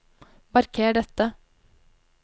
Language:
Norwegian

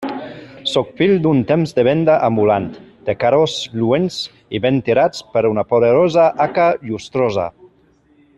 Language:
Catalan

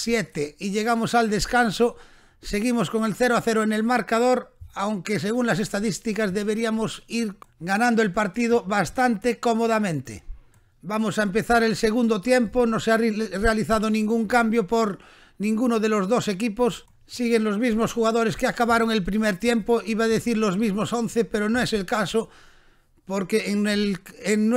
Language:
Spanish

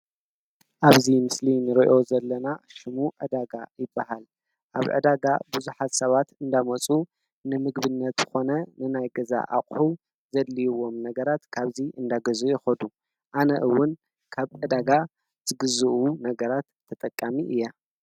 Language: Tigrinya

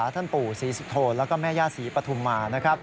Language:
Thai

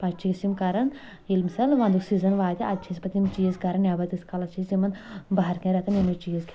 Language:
Kashmiri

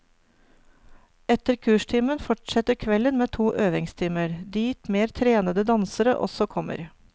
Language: Norwegian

